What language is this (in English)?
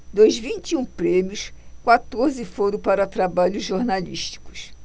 Portuguese